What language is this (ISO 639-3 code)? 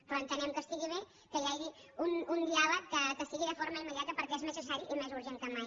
cat